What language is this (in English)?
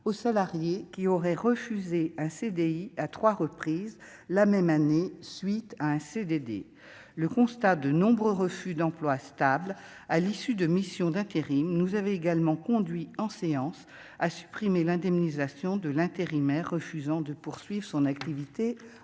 French